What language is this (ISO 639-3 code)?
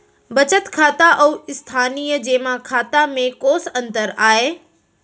hne